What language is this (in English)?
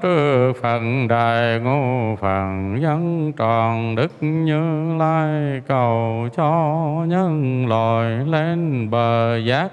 Vietnamese